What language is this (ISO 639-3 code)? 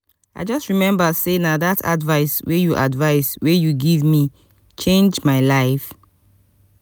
pcm